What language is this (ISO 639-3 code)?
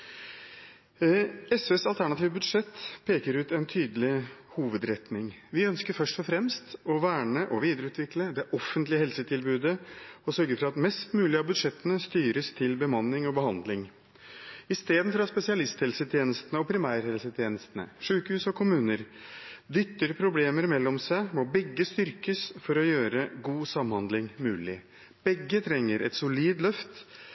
nob